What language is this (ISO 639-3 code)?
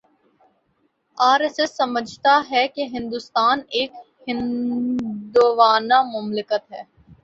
urd